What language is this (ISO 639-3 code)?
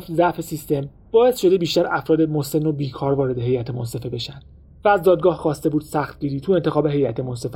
fas